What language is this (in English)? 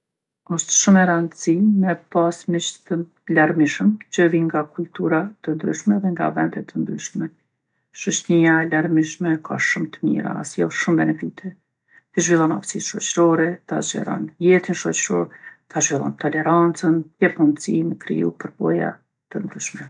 Gheg Albanian